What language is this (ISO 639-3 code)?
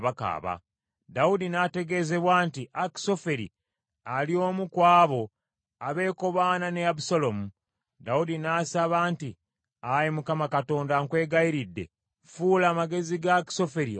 lug